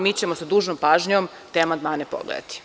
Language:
Serbian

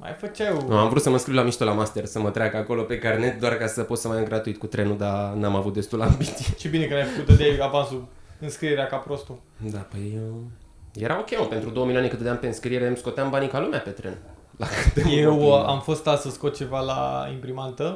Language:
Romanian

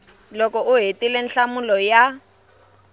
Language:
Tsonga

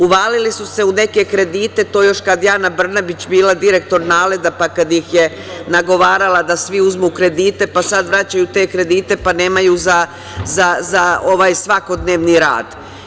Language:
Serbian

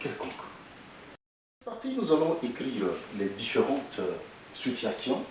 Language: French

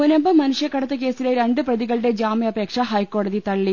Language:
Malayalam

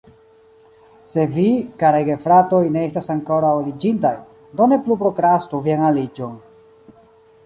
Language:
Esperanto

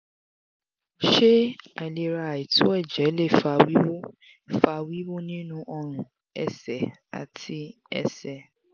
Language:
Yoruba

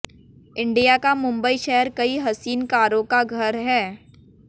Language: Hindi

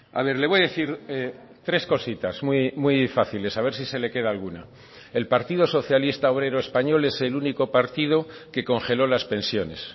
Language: Spanish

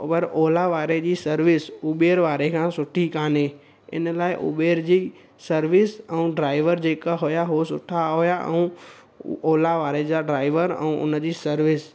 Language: Sindhi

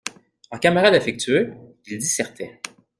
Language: French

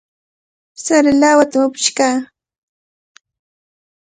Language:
Cajatambo North Lima Quechua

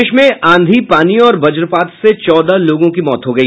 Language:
Hindi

